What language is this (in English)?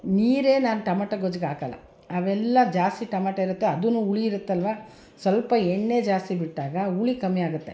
Kannada